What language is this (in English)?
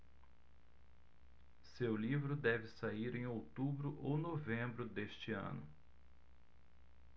Portuguese